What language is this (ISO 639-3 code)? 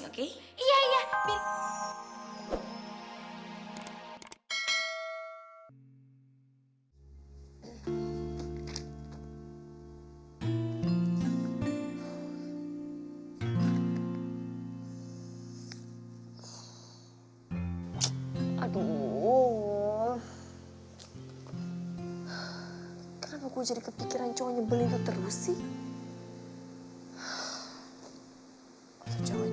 ind